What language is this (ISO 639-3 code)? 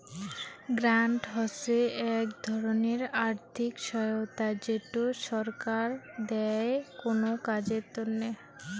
ben